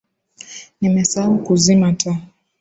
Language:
Swahili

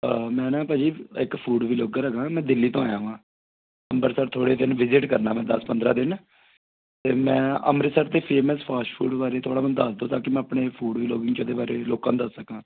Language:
Punjabi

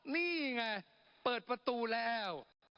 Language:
Thai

